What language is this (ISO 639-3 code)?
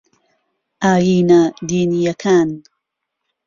ckb